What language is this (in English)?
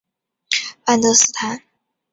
Chinese